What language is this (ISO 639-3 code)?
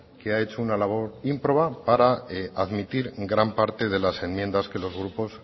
spa